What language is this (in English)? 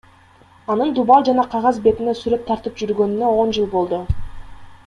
Kyrgyz